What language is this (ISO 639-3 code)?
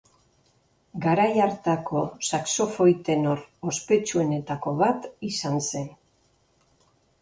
eus